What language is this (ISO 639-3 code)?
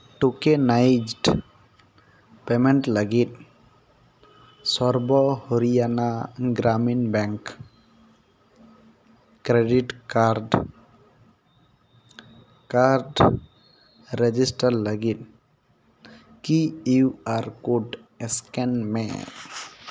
sat